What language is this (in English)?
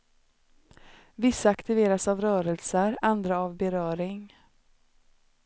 Swedish